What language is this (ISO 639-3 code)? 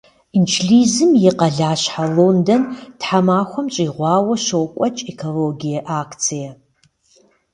kbd